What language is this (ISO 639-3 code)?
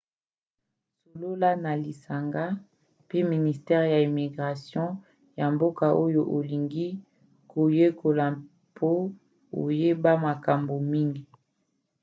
lin